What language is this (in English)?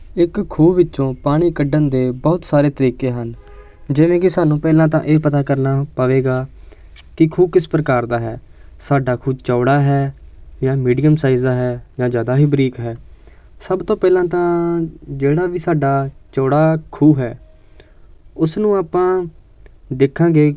Punjabi